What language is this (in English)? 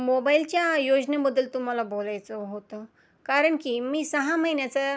Marathi